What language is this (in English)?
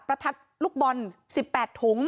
Thai